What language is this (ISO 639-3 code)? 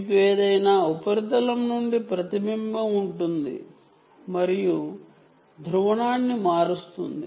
tel